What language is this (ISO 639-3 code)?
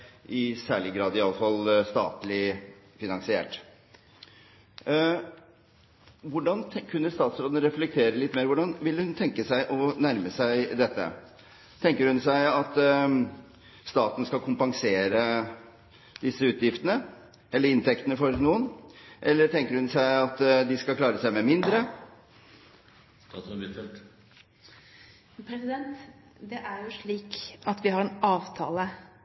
nob